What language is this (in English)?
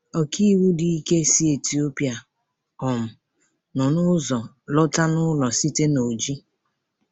Igbo